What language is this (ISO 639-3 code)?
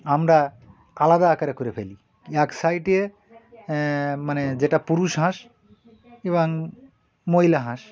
ben